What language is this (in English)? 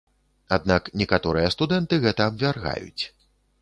Belarusian